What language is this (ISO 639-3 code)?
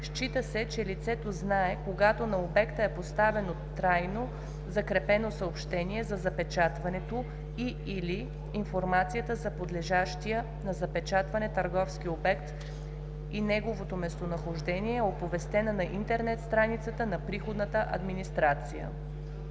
bul